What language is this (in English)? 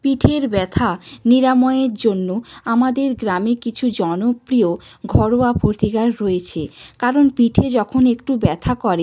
Bangla